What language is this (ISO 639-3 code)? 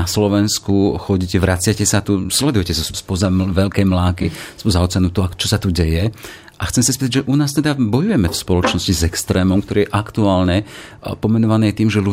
slk